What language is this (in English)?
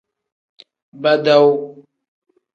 Tem